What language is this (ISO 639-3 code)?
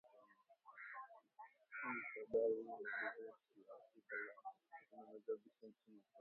swa